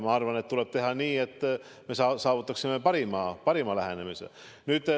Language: Estonian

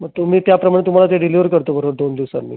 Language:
Marathi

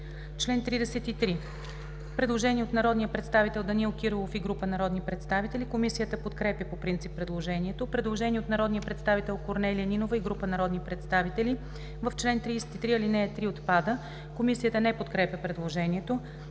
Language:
Bulgarian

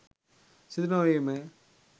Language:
Sinhala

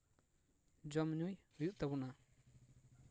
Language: Santali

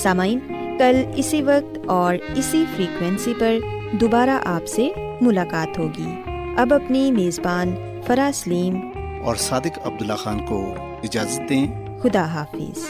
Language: Urdu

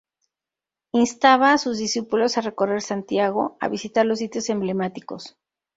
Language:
Spanish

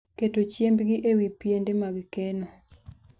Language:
Luo (Kenya and Tanzania)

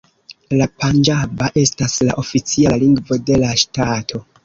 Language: Esperanto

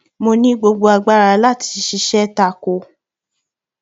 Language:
Yoruba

